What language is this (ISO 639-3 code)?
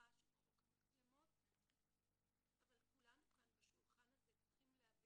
heb